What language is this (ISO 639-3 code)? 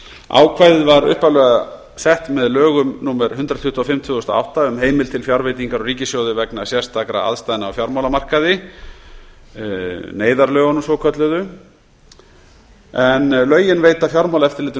isl